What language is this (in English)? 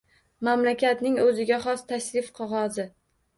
Uzbek